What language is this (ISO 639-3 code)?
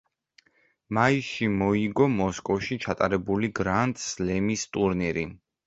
kat